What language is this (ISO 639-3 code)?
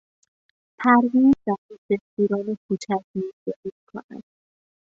fas